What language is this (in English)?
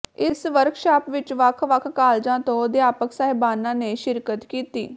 Punjabi